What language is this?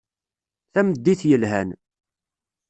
Kabyle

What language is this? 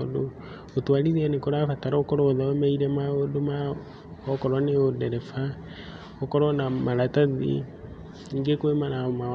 Kikuyu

